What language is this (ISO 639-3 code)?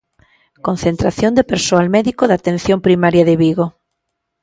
glg